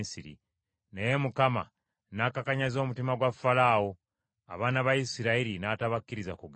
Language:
Ganda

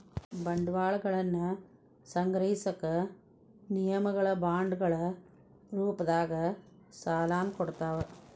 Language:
Kannada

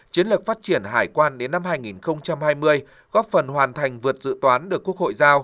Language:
Vietnamese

